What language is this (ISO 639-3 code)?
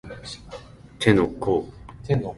jpn